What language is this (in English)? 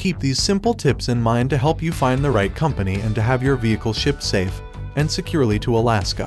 English